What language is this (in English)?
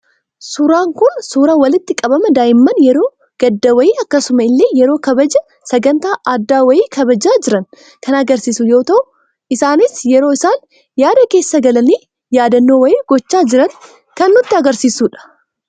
Oromo